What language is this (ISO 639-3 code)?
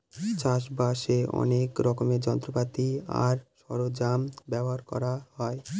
ben